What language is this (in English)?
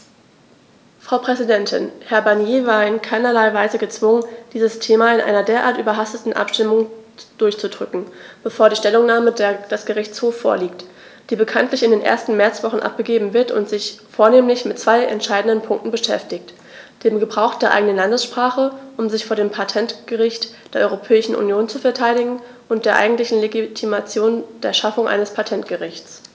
German